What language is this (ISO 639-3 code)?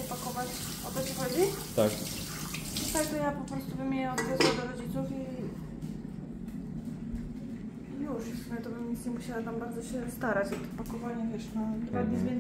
pol